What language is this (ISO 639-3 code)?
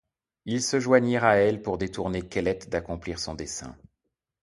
fra